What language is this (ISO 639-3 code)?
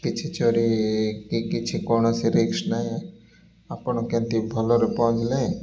ori